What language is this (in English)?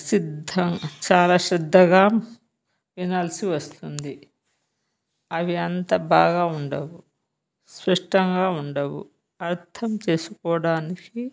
Telugu